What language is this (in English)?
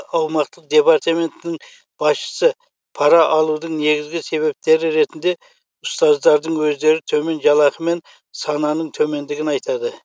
Kazakh